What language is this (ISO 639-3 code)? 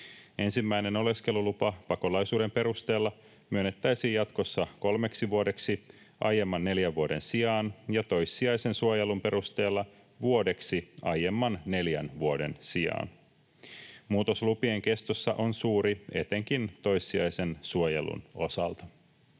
fin